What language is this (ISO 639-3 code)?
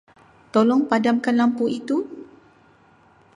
msa